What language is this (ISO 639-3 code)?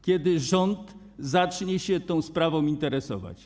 pol